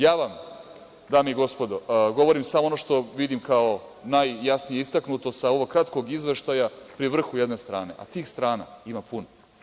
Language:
Serbian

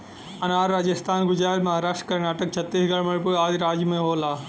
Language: Bhojpuri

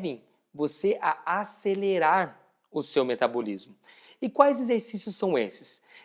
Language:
Portuguese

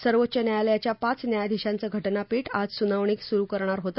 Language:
Marathi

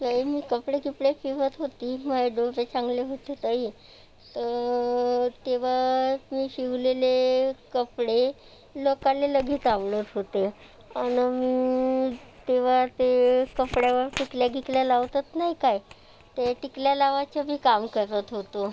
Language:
Marathi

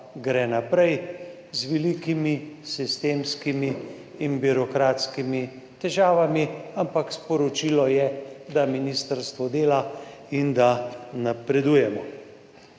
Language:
Slovenian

